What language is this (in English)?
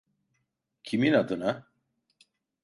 Turkish